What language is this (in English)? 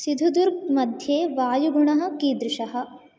Sanskrit